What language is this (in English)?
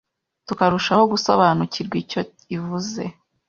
Kinyarwanda